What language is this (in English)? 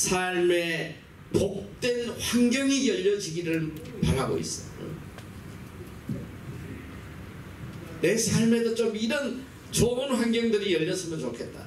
Korean